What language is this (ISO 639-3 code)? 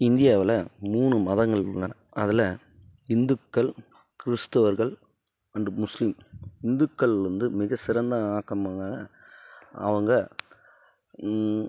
tam